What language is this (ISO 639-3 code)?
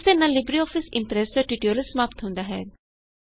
pan